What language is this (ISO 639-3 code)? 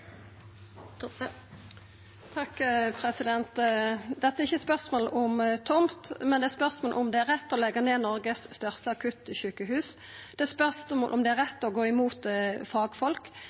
nno